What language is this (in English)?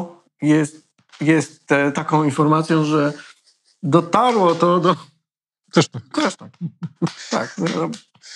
Polish